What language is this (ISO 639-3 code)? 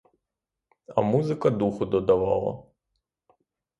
ukr